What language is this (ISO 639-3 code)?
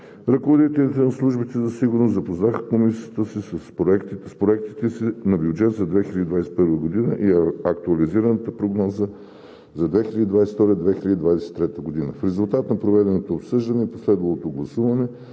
bul